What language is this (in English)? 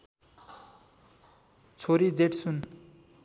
Nepali